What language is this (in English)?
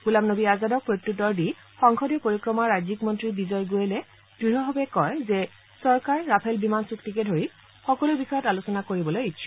Assamese